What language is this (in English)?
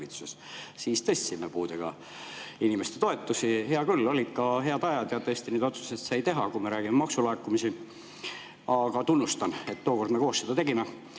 Estonian